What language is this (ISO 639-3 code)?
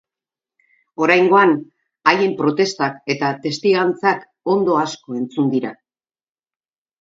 eus